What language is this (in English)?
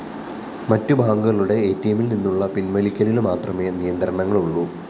Malayalam